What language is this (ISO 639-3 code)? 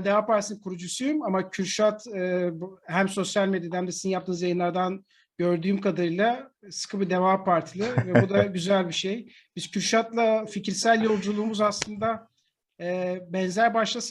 tur